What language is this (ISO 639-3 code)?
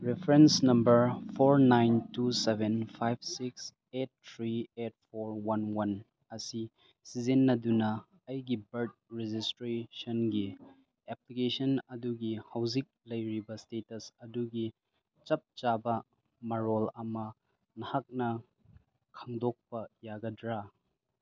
mni